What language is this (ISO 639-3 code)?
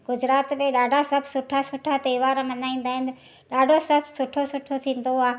snd